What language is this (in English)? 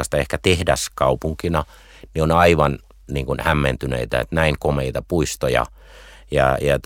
Finnish